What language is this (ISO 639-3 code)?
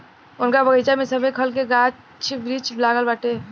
bho